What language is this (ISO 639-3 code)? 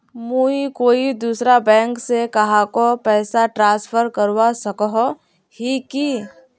mag